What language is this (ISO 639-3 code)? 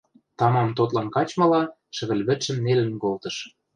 mrj